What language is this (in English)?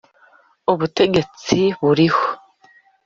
Kinyarwanda